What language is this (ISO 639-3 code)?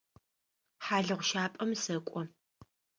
ady